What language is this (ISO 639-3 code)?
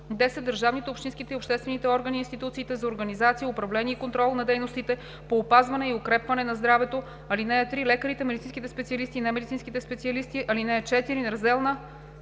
bul